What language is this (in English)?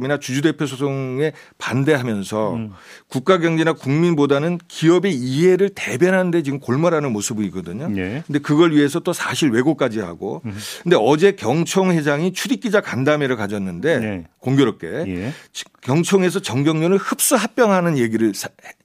Korean